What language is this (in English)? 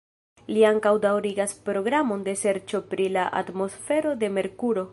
Esperanto